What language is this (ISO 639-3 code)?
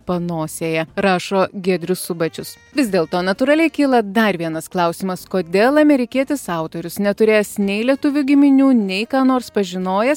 lit